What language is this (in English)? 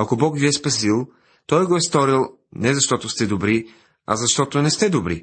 Bulgarian